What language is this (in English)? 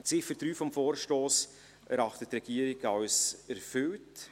Swiss German